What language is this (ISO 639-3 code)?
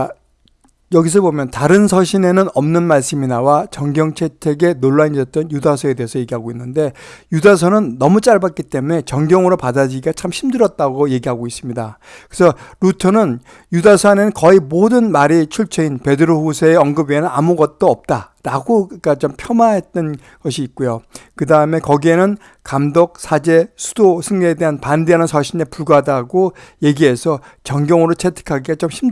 kor